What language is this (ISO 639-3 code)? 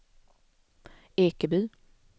swe